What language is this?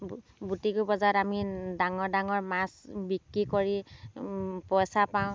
Assamese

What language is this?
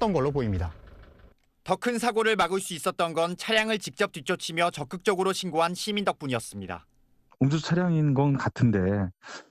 Korean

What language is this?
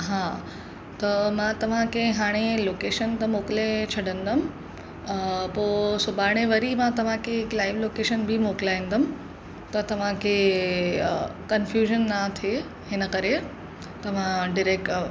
Sindhi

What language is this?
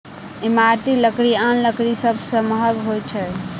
Maithili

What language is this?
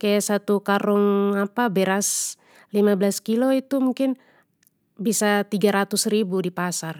Papuan Malay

